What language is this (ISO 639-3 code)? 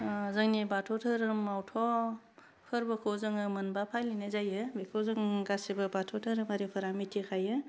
brx